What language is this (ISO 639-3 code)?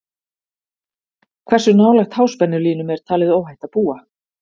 isl